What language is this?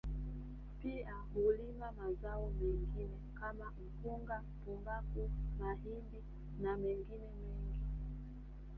Swahili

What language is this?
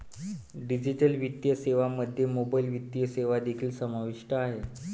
Marathi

